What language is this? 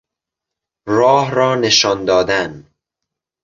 Persian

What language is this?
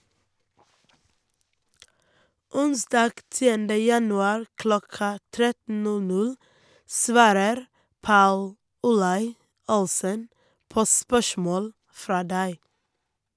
Norwegian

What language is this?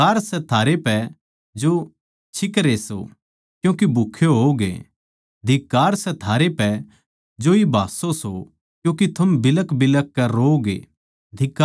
Haryanvi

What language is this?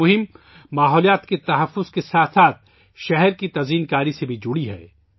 Urdu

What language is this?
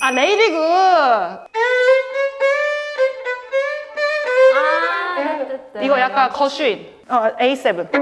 Korean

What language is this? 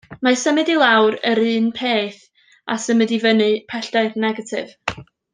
Welsh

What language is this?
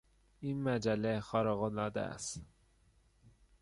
Persian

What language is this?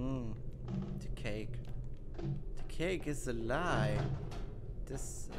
German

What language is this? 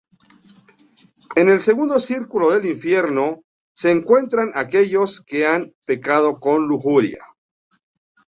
Spanish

